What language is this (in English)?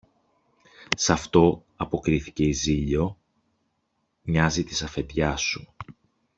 Greek